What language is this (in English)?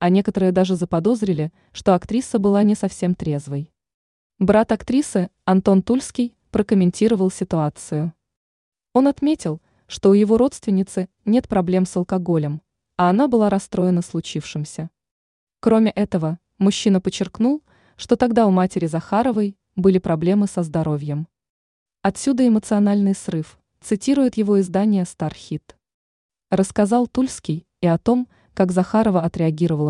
Russian